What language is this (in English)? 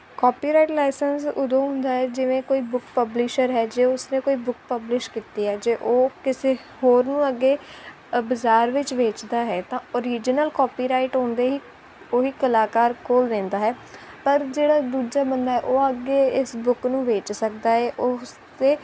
Punjabi